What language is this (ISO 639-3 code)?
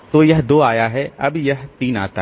hin